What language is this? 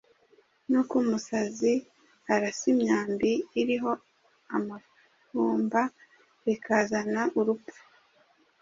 Kinyarwanda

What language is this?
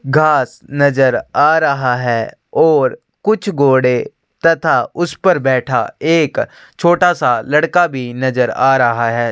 Hindi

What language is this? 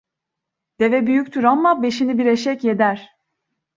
Turkish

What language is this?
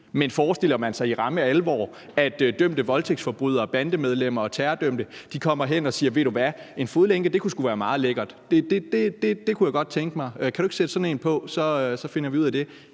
Danish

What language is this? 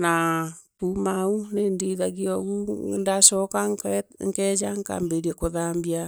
Meru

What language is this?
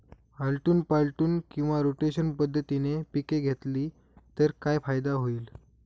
Marathi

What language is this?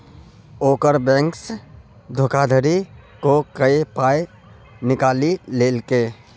Maithili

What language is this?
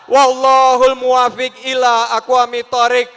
Indonesian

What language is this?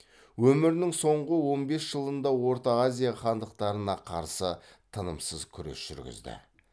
Kazakh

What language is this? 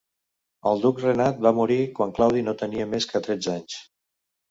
Catalan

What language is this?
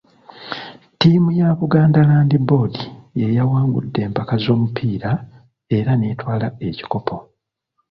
Ganda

